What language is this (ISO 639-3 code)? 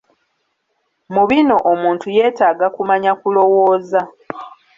lug